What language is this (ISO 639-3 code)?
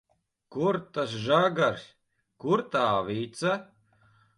lav